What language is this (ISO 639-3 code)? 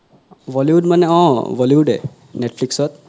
asm